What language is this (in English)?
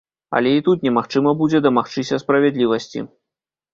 Belarusian